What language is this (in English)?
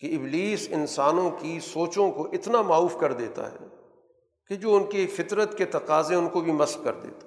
Urdu